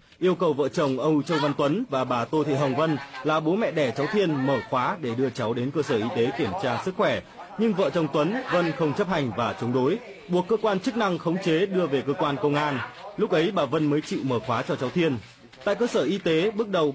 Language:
Vietnamese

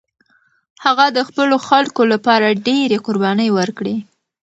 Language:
Pashto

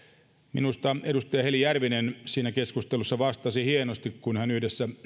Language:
Finnish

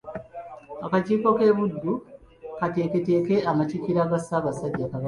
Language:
Ganda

